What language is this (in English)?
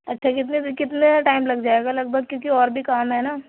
Urdu